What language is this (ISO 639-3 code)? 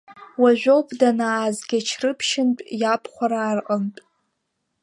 abk